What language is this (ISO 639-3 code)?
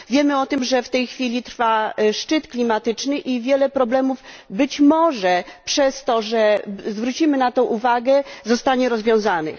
pol